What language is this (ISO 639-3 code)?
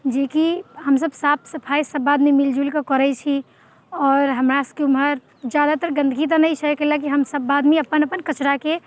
mai